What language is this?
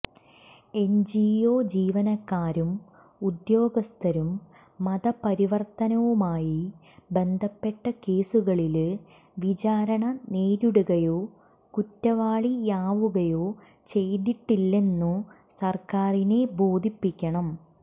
Malayalam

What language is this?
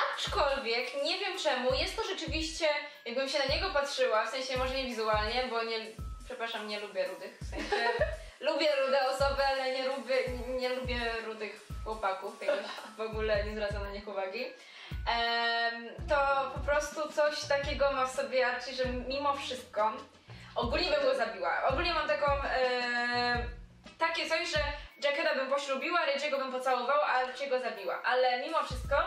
Polish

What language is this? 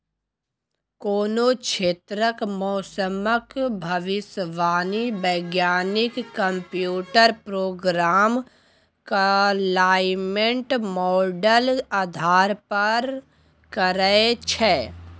Maithili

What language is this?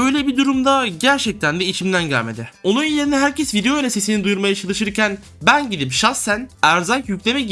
Turkish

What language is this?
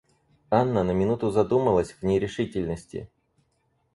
Russian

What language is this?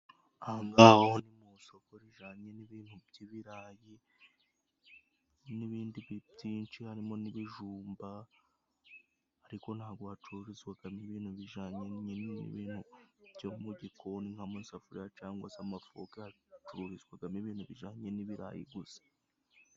Kinyarwanda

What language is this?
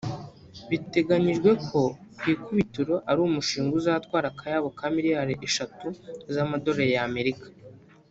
Kinyarwanda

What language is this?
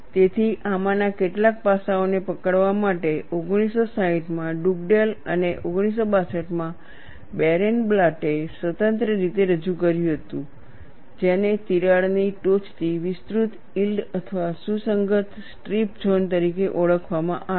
Gujarati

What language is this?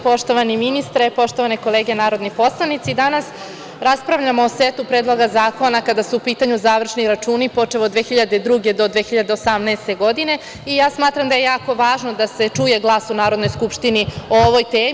Serbian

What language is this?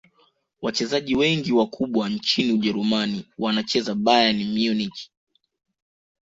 Swahili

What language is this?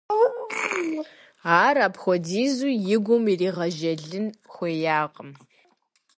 Kabardian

